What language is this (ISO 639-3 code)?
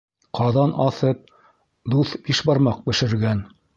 bak